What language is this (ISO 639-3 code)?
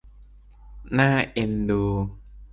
tha